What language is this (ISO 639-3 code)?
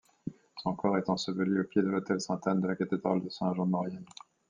fra